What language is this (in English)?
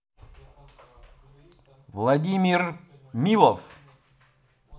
Russian